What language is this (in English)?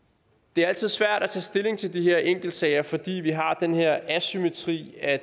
Danish